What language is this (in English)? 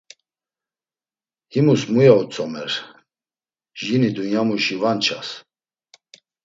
Laz